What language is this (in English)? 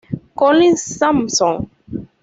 Spanish